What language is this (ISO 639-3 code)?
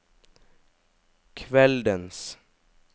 nor